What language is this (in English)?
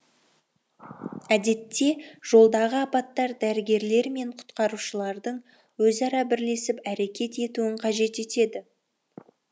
Kazakh